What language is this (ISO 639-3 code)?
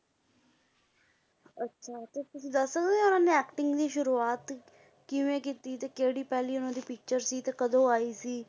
pan